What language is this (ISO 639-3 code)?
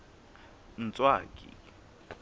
sot